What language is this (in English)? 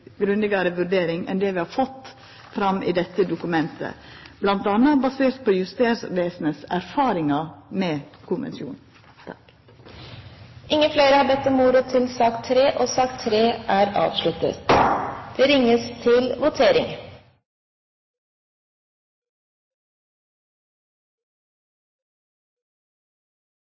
Norwegian